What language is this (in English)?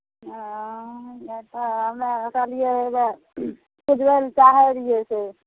Maithili